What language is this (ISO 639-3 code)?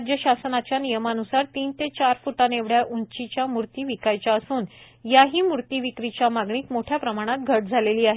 mar